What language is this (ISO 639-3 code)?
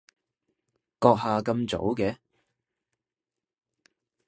yue